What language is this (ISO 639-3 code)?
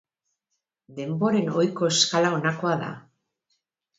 eus